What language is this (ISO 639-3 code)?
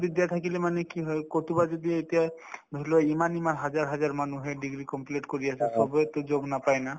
asm